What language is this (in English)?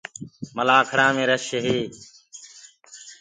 Gurgula